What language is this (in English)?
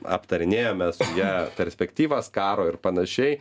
Lithuanian